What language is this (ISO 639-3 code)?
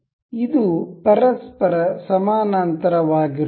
kan